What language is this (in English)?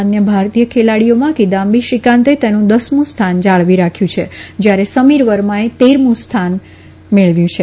Gujarati